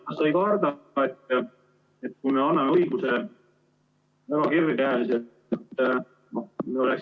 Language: Estonian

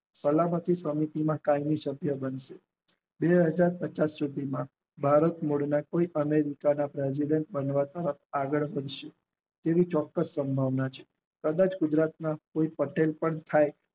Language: Gujarati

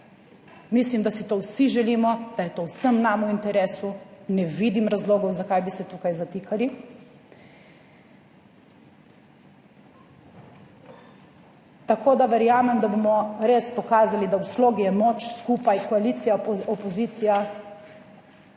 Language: Slovenian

